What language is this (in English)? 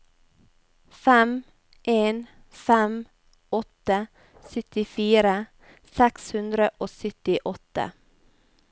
Norwegian